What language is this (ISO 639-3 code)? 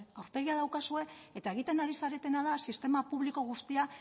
eus